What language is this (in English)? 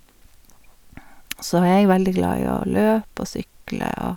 Norwegian